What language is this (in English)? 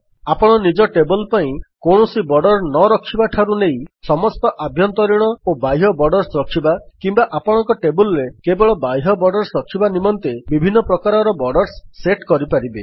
Odia